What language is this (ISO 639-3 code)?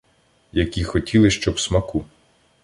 ukr